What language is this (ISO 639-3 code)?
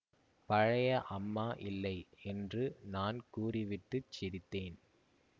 tam